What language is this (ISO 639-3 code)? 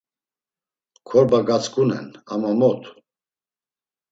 lzz